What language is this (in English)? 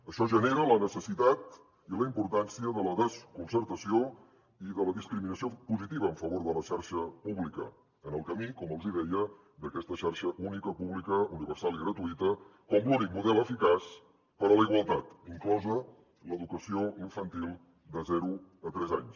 Catalan